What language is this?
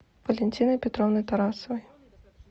Russian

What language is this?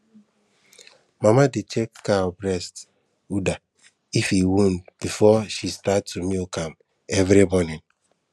Nigerian Pidgin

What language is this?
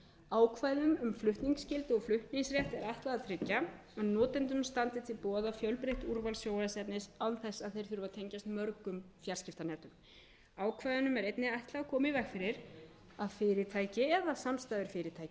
Icelandic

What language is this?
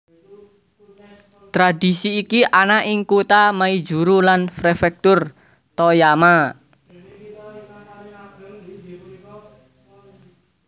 Javanese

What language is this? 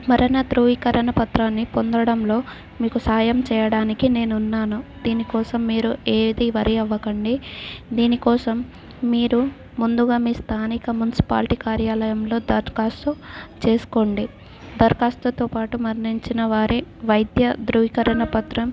Telugu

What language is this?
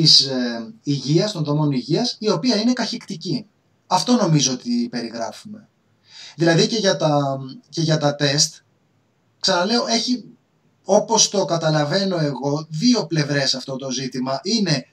Greek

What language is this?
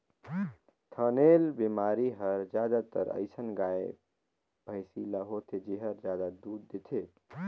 Chhattisgarhi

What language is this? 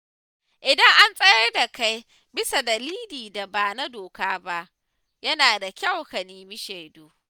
Hausa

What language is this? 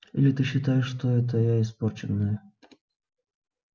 Russian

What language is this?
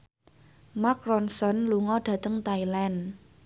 Javanese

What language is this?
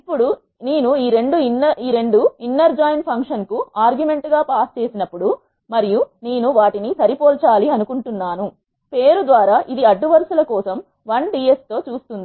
Telugu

